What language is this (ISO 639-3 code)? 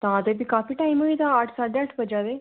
doi